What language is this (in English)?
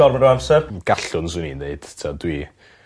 Welsh